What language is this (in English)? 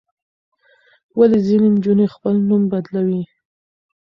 Pashto